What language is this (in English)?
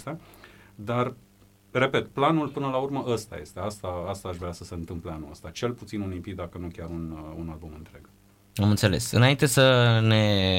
Romanian